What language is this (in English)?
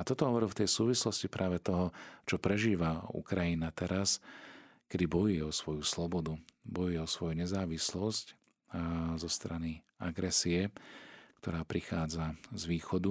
Slovak